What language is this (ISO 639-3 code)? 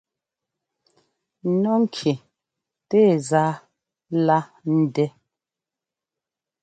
jgo